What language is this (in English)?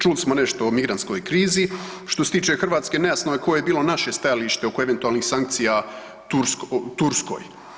Croatian